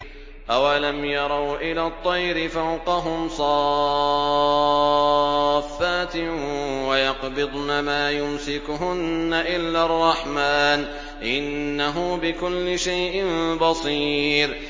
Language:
Arabic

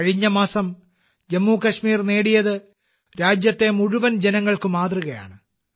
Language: Malayalam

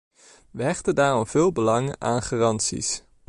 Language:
Dutch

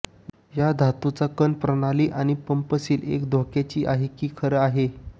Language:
Marathi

